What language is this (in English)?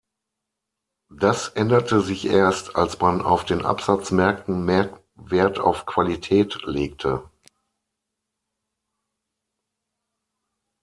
German